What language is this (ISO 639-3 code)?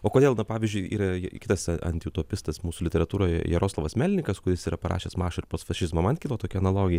lit